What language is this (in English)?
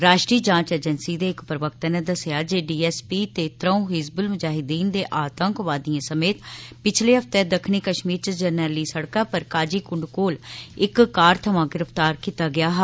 Dogri